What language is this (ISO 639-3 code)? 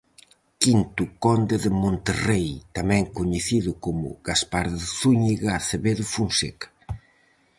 glg